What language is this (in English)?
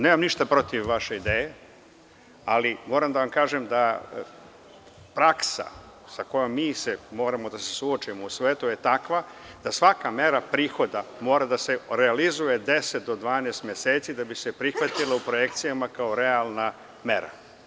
Serbian